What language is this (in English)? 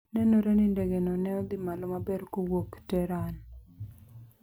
Luo (Kenya and Tanzania)